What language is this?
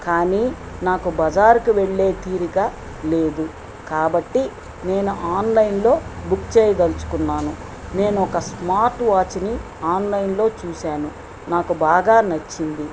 Telugu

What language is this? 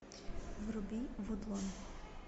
Russian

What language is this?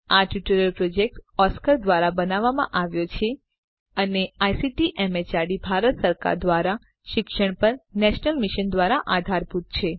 Gujarati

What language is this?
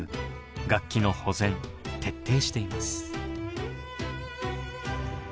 Japanese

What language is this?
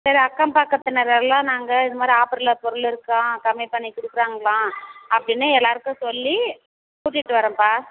Tamil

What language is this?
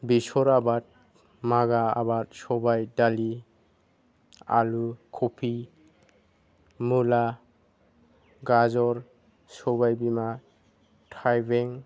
Bodo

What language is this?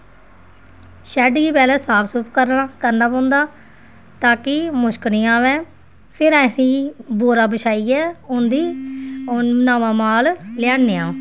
Dogri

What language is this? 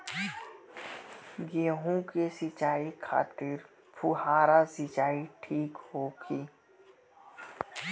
Bhojpuri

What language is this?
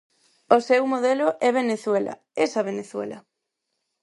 Galician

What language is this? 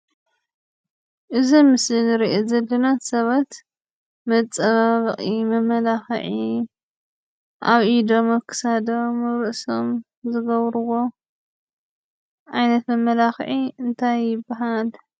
Tigrinya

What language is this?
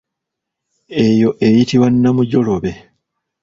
Ganda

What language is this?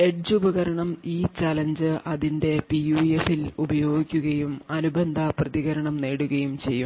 Malayalam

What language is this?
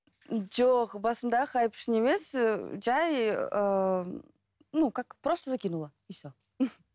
Kazakh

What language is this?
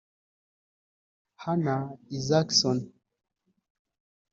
Kinyarwanda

